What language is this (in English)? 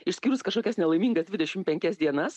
Lithuanian